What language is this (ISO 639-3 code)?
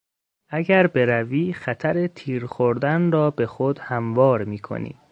fas